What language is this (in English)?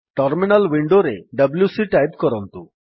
Odia